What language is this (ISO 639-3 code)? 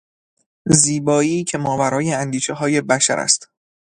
fas